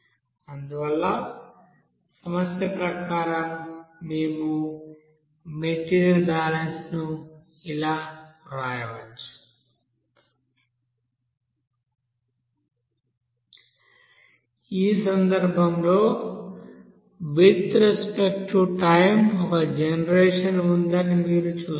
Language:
Telugu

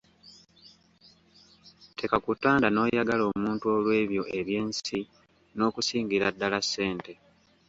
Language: Ganda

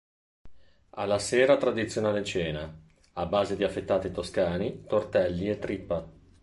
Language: Italian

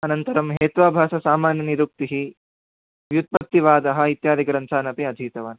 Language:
Sanskrit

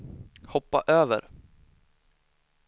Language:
Swedish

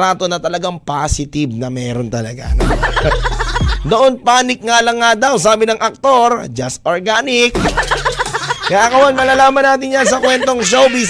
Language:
Filipino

